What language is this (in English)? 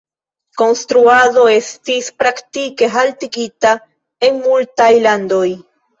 Esperanto